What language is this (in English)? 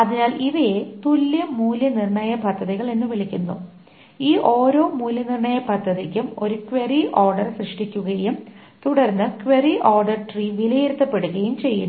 Malayalam